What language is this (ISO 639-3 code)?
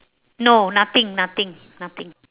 eng